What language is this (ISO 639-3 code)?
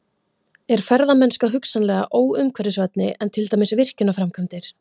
isl